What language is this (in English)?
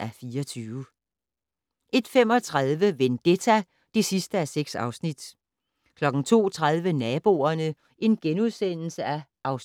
Danish